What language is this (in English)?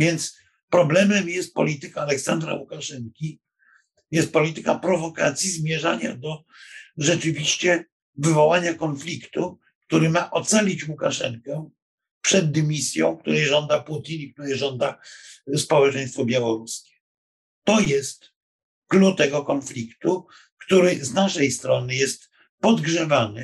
Polish